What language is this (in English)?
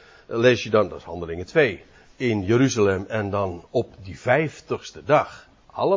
Dutch